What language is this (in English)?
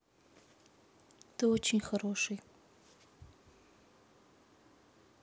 Russian